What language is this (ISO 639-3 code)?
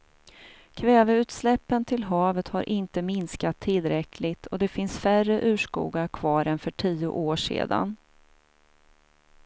swe